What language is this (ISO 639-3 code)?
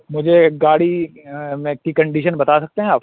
urd